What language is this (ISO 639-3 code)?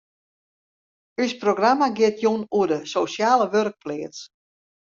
fry